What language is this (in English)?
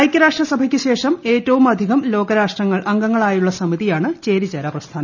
Malayalam